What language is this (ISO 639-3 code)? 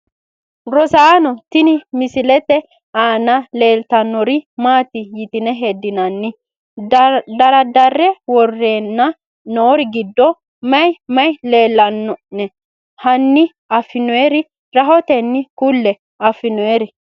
sid